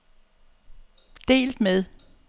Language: Danish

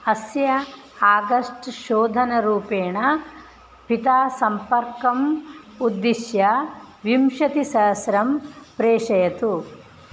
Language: Sanskrit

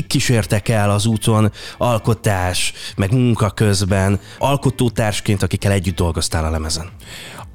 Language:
Hungarian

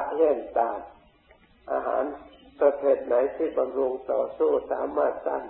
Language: Thai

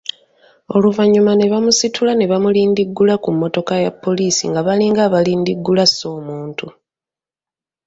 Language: Ganda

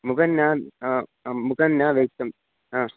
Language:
Sanskrit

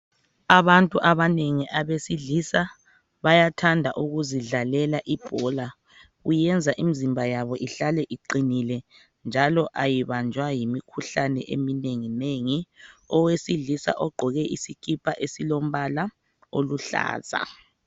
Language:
North Ndebele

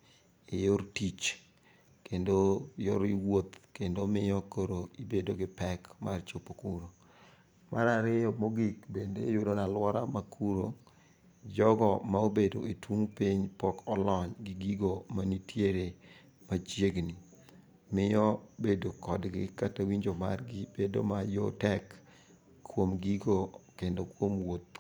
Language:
Luo (Kenya and Tanzania)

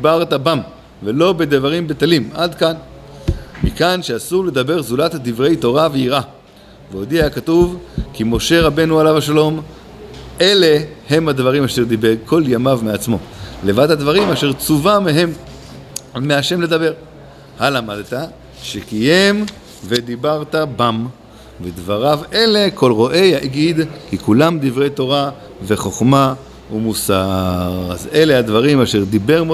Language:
Hebrew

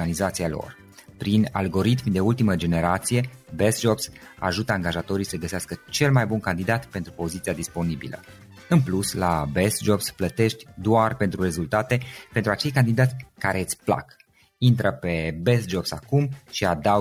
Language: Romanian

